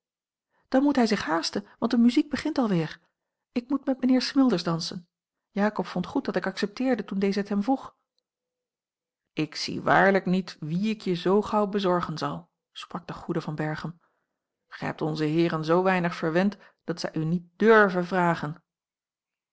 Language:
Dutch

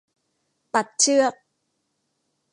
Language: Thai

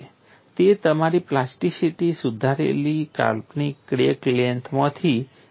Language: Gujarati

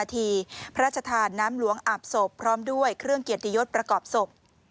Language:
Thai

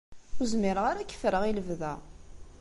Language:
Kabyle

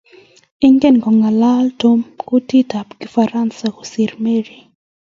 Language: Kalenjin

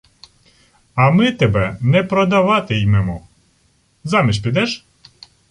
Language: Ukrainian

